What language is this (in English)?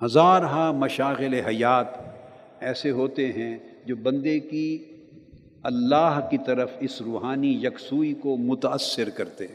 Urdu